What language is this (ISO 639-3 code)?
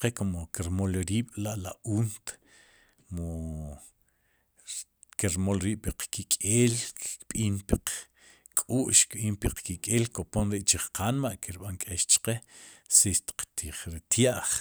qum